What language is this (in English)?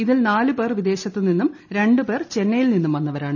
Malayalam